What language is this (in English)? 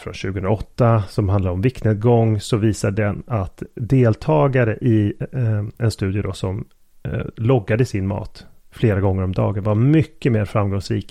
Swedish